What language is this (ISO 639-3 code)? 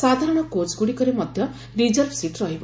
ori